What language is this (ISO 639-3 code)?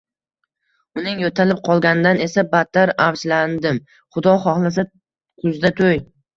uzb